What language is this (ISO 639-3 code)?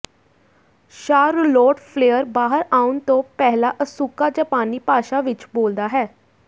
pan